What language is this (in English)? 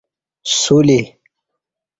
Kati